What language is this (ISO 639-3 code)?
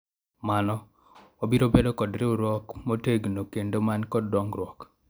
luo